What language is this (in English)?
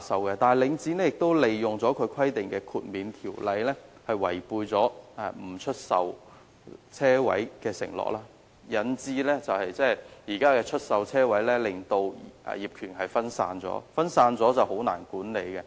Cantonese